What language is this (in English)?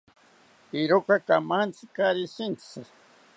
South Ucayali Ashéninka